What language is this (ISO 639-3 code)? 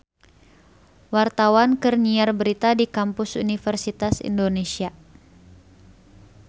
sun